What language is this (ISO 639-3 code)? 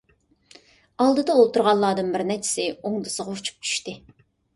uig